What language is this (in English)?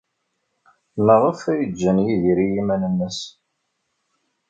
Kabyle